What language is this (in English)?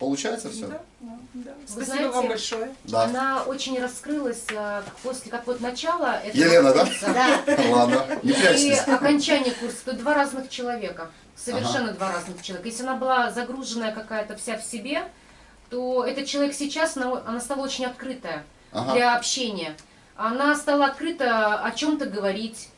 Russian